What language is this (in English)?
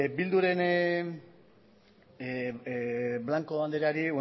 Basque